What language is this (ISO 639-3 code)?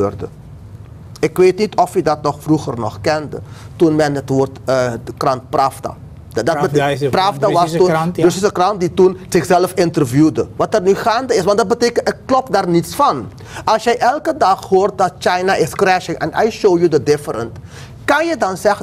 nld